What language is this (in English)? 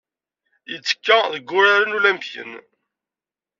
Kabyle